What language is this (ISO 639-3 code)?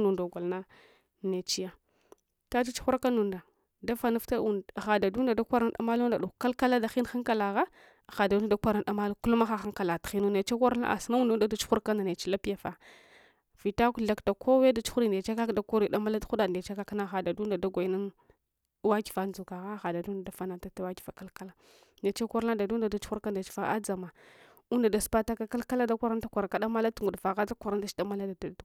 hwo